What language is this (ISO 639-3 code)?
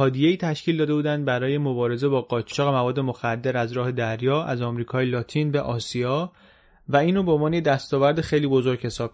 fas